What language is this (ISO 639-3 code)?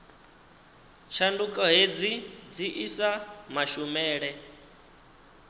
ven